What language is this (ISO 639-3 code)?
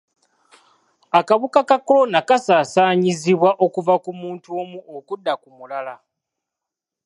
lug